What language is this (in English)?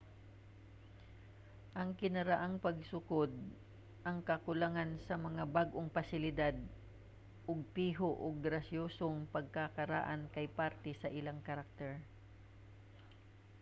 Cebuano